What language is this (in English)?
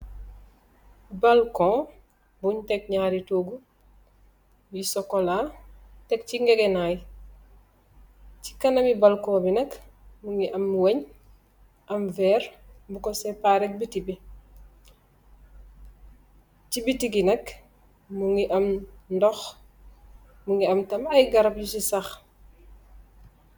Wolof